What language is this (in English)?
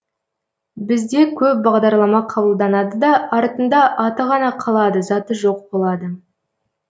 Kazakh